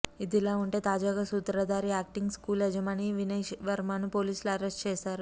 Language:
Telugu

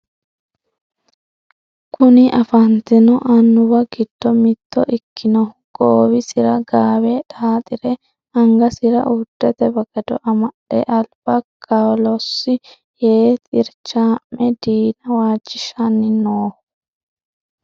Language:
Sidamo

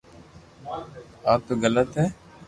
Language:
Loarki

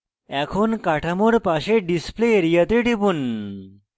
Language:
Bangla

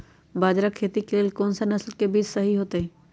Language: Magahi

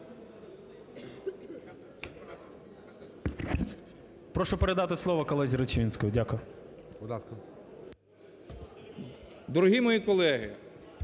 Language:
Ukrainian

